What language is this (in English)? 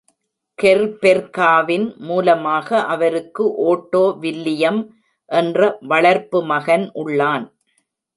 Tamil